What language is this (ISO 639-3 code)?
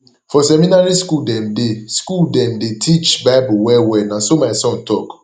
pcm